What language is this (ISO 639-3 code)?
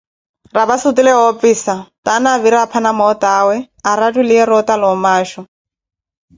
eko